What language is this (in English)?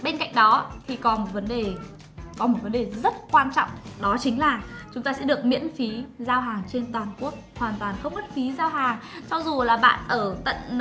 Vietnamese